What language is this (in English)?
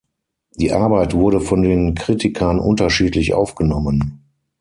German